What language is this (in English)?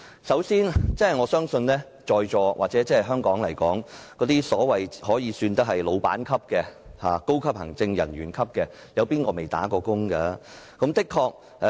Cantonese